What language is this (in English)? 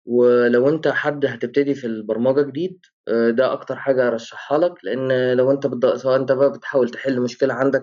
Arabic